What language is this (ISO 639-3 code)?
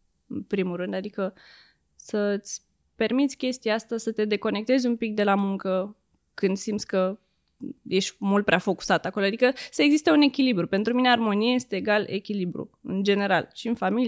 ron